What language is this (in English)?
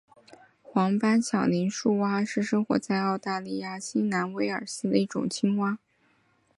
Chinese